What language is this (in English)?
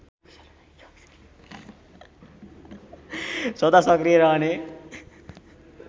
Nepali